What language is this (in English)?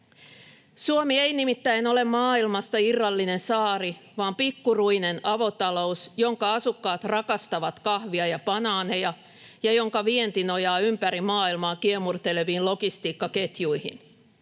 Finnish